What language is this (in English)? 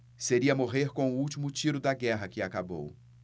Portuguese